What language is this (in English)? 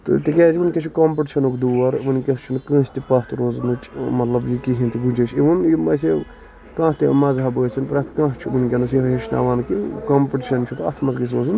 Kashmiri